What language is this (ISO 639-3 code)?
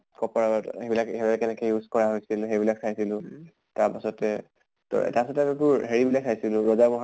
asm